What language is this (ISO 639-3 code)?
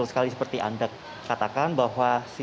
ind